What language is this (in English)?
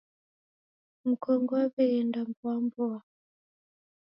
Taita